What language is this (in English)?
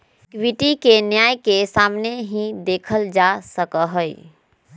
Magahi